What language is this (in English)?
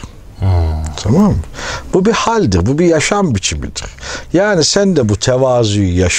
Turkish